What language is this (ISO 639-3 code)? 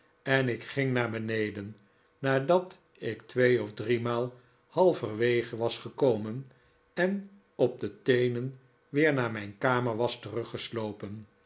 nld